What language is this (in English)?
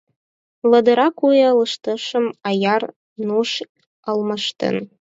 Mari